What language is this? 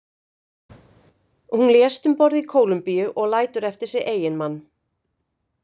Icelandic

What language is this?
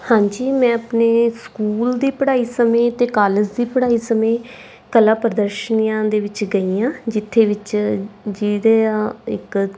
Punjabi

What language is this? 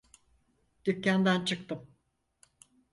Turkish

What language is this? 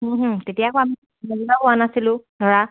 Assamese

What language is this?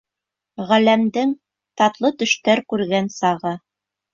Bashkir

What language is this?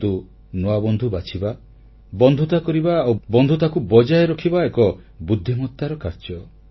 Odia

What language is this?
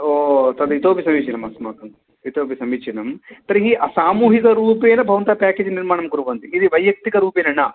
Sanskrit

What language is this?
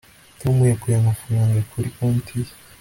Kinyarwanda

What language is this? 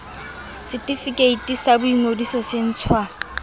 Southern Sotho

